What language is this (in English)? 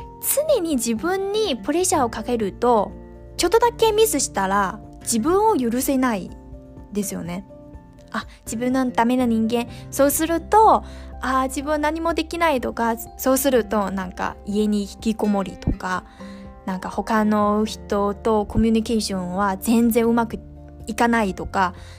Japanese